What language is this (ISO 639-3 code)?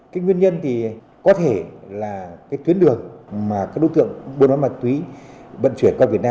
vie